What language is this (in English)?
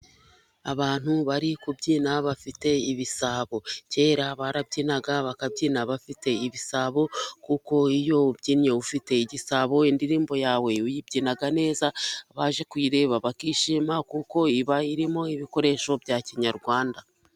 Kinyarwanda